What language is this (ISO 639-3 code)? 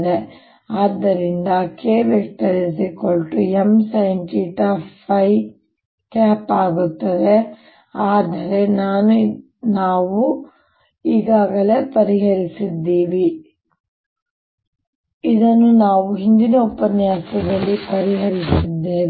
kan